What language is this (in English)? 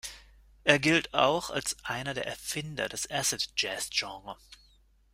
German